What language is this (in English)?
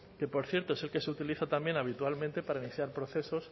Spanish